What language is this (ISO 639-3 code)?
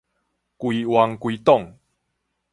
nan